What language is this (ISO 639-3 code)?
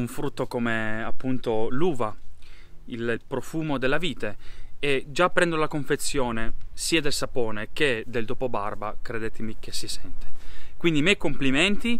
ita